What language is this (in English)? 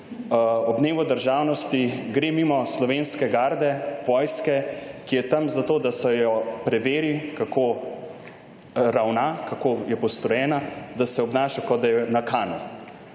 Slovenian